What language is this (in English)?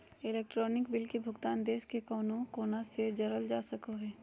Magahi